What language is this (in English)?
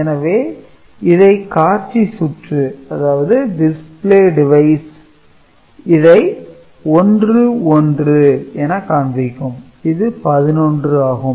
Tamil